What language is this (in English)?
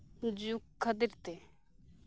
Santali